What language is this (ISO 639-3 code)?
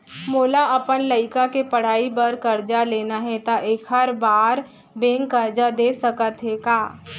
hne